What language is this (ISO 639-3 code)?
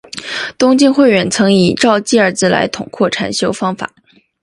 zho